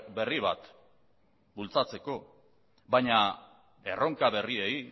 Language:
Basque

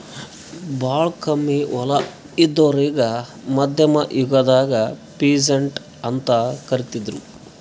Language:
Kannada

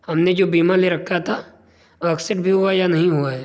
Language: Urdu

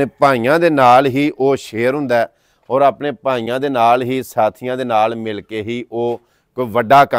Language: Punjabi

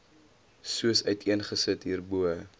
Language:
Afrikaans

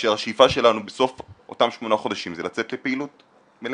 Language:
Hebrew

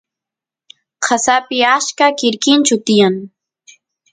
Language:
Santiago del Estero Quichua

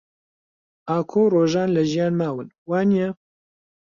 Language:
Central Kurdish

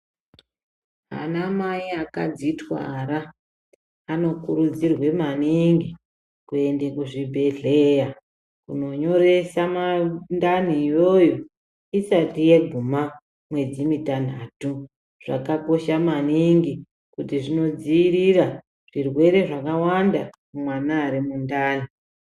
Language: Ndau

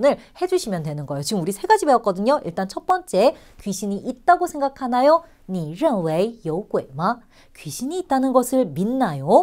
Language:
Korean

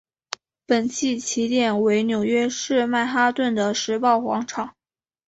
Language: Chinese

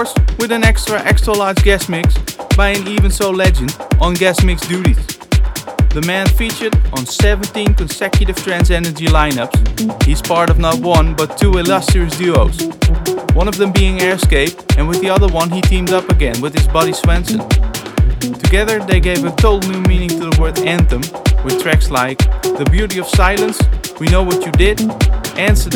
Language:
English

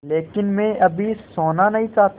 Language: Hindi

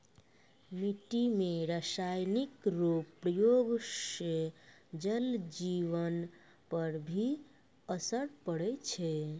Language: Maithili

